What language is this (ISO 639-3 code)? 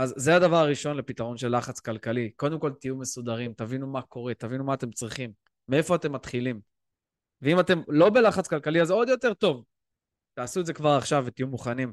heb